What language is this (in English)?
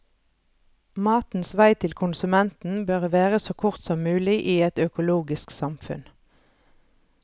Norwegian